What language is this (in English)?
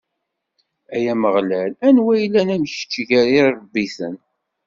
Kabyle